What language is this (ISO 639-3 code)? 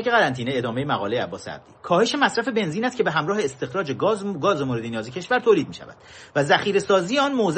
fas